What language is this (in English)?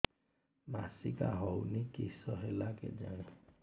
Odia